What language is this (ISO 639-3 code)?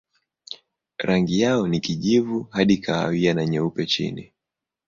swa